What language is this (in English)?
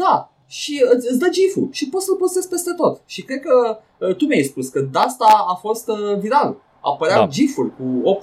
Romanian